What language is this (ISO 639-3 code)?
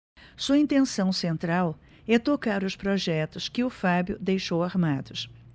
por